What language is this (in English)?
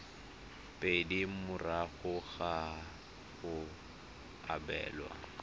Tswana